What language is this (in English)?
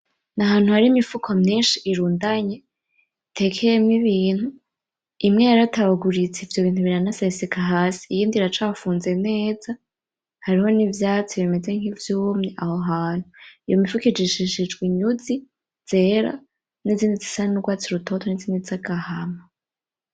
Rundi